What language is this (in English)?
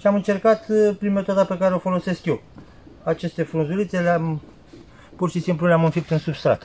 Romanian